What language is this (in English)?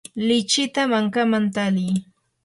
Yanahuanca Pasco Quechua